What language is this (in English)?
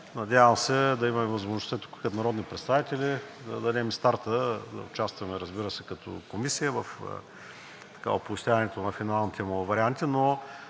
Bulgarian